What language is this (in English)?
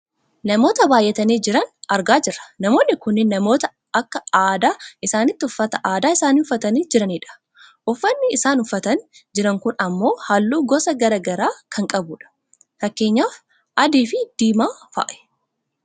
Oromo